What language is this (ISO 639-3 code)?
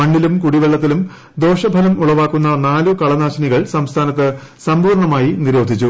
mal